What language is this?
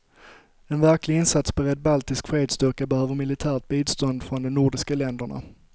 Swedish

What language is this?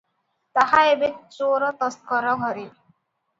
Odia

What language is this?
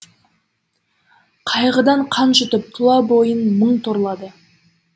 Kazakh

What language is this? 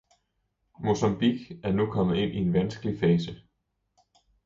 Danish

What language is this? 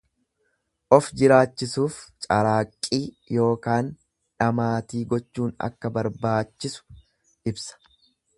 Oromo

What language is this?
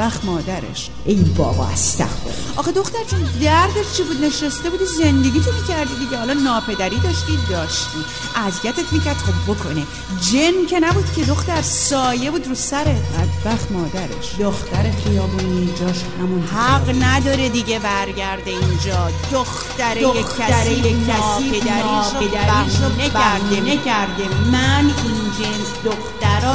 Persian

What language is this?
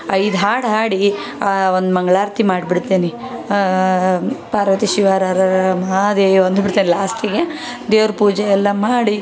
Kannada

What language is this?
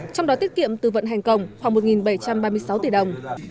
Vietnamese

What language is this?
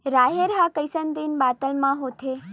Chhattisgarhi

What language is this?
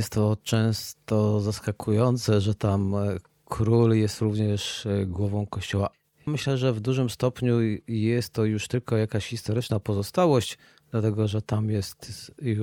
Polish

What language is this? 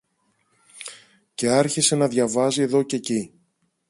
Greek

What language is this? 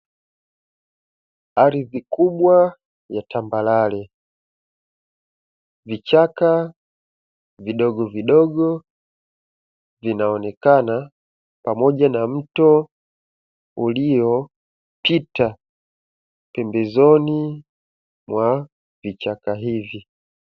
Swahili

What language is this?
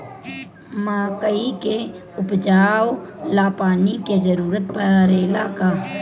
Bhojpuri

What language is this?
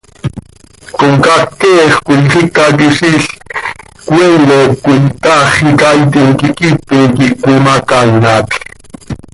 Seri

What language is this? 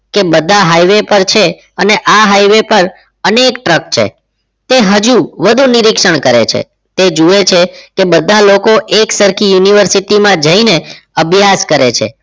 Gujarati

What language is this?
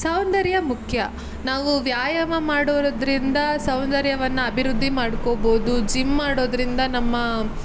Kannada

